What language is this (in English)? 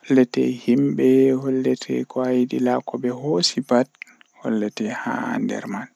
Western Niger Fulfulde